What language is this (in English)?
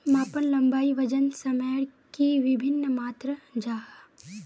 Magahi